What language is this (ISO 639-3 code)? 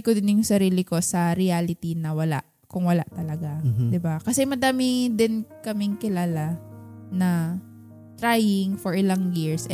fil